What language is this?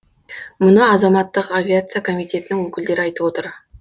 Kazakh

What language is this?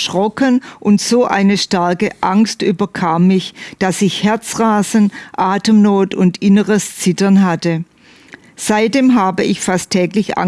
German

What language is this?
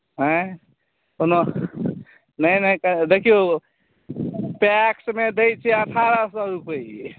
Maithili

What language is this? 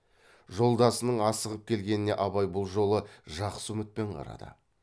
Kazakh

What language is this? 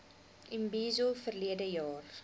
Afrikaans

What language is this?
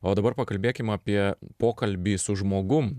Lithuanian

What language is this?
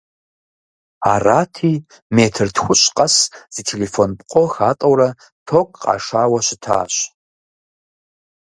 Kabardian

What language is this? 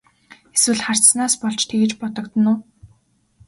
Mongolian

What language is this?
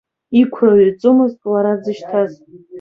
Abkhazian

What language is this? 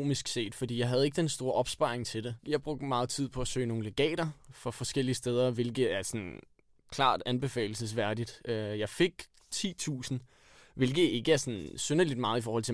Danish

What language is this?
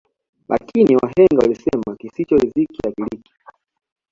Swahili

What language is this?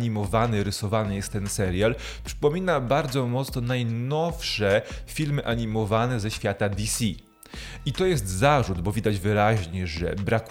Polish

